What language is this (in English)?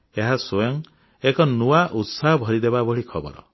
Odia